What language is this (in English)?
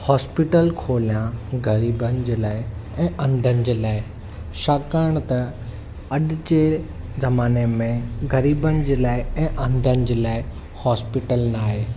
Sindhi